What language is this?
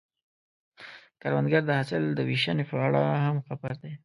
Pashto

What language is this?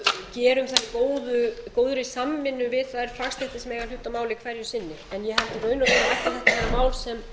Icelandic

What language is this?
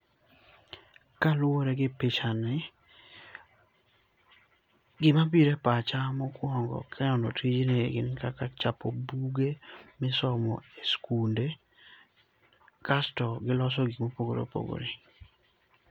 Luo (Kenya and Tanzania)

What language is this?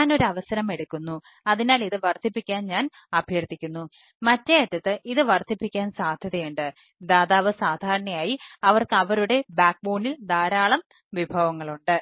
Malayalam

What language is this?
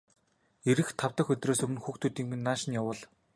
Mongolian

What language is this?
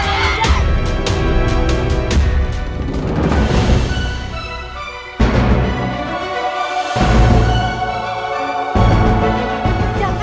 Indonesian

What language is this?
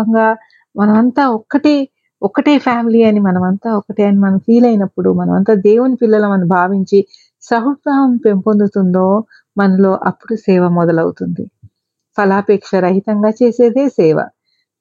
Telugu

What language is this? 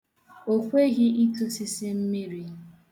Igbo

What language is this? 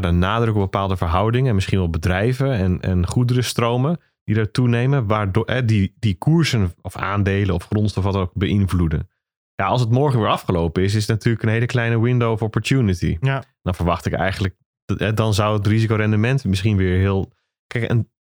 Dutch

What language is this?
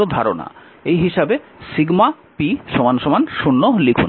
Bangla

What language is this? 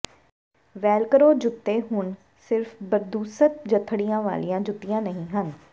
Punjabi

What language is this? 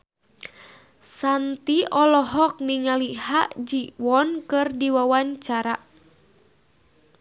Sundanese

